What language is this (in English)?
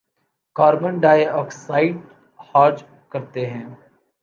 Urdu